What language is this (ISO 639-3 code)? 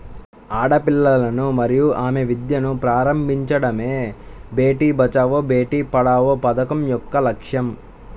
tel